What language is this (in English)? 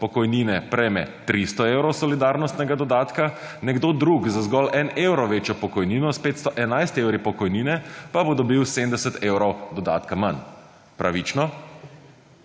Slovenian